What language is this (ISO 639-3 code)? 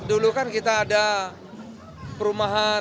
ind